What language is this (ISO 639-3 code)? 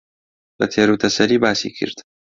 ckb